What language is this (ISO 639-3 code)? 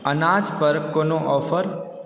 mai